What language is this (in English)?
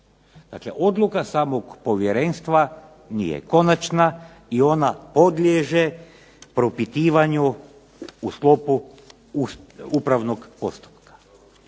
Croatian